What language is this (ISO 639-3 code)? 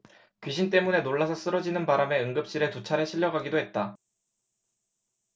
kor